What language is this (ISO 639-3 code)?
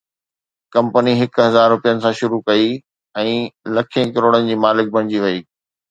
snd